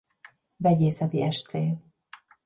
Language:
Hungarian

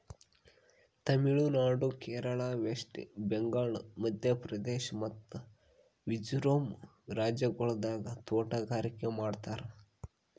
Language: Kannada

